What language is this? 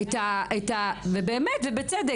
Hebrew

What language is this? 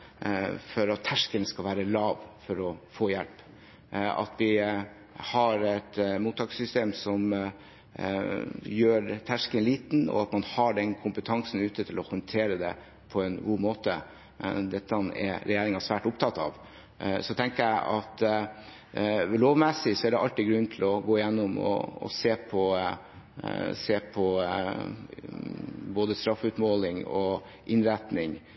Norwegian Bokmål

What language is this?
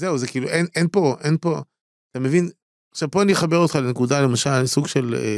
Hebrew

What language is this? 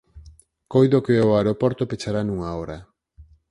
Galician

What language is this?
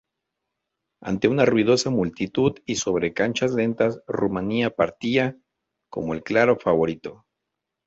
Spanish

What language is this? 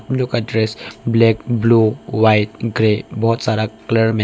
Hindi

